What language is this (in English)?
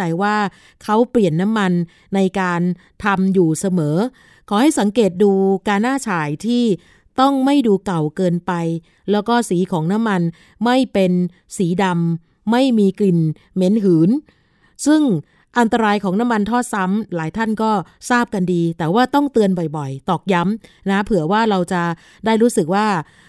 Thai